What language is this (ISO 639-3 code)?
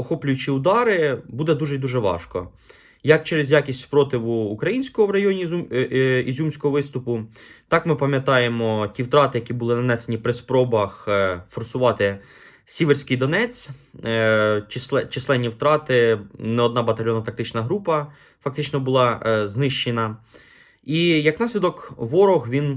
ukr